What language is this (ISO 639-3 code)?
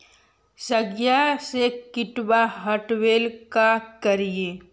mag